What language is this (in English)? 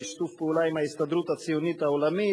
Hebrew